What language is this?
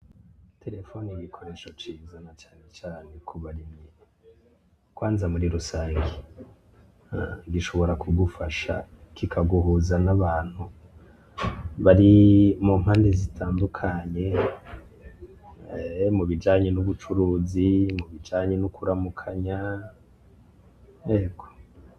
Rundi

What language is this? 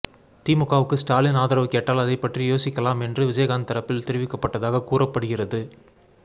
Tamil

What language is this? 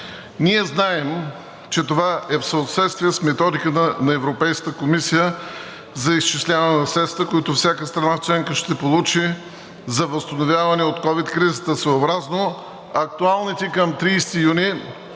Bulgarian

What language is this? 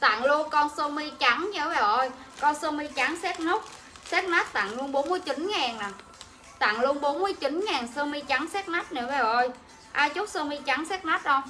Vietnamese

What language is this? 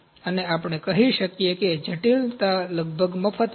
Gujarati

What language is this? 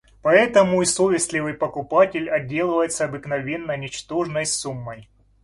Russian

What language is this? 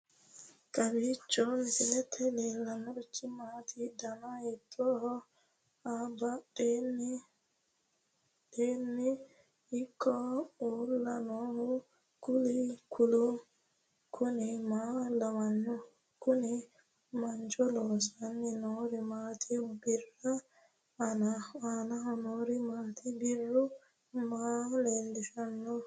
Sidamo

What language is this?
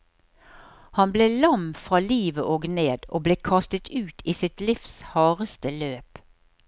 Norwegian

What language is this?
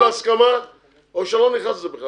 Hebrew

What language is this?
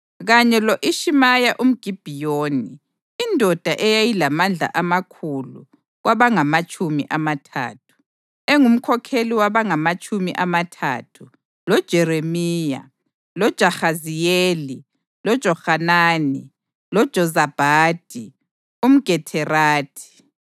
North Ndebele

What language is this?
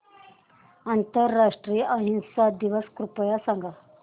Marathi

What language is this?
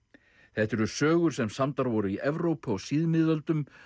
Icelandic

